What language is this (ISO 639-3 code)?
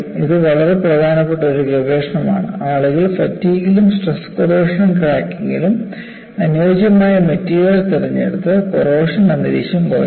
mal